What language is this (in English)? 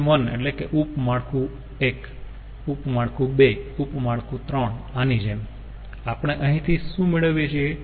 Gujarati